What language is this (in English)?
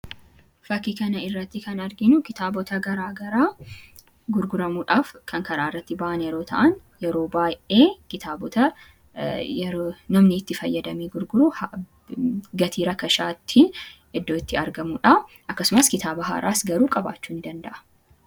Oromo